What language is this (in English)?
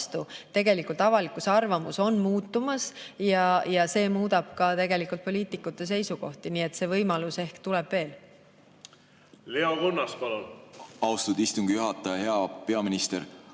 Estonian